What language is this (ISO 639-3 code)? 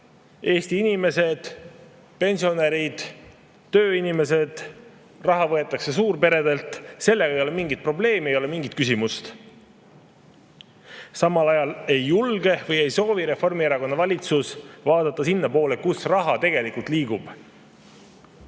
est